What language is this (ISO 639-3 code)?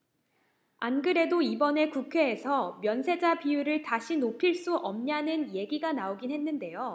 kor